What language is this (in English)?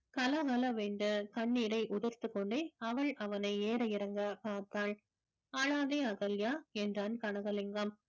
Tamil